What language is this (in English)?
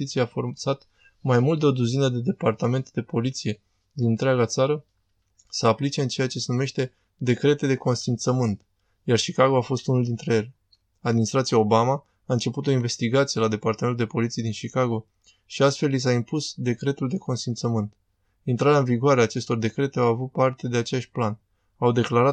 Romanian